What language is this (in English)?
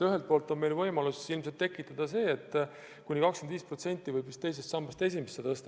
Estonian